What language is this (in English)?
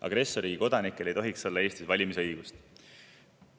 Estonian